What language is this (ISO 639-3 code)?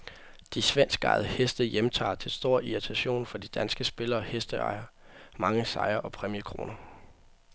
dan